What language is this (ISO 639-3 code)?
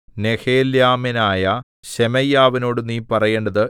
mal